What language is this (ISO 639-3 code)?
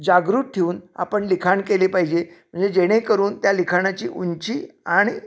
mar